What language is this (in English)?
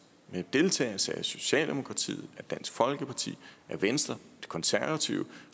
Danish